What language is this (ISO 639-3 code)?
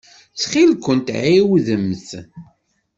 kab